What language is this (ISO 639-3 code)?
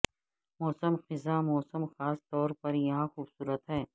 urd